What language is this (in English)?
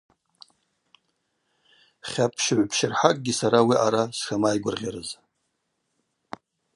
Abaza